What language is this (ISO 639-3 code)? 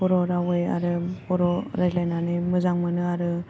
brx